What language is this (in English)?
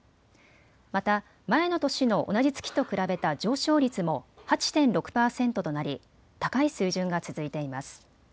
Japanese